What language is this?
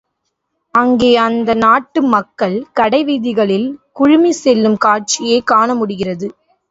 Tamil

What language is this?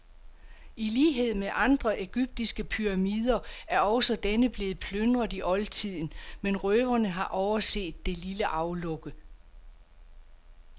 Danish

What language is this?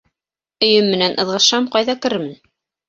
Bashkir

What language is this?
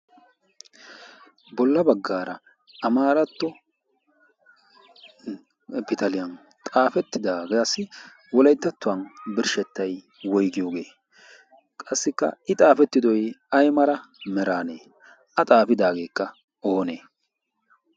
Wolaytta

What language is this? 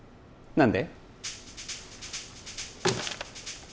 Japanese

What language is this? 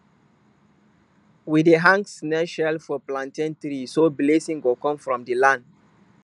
Nigerian Pidgin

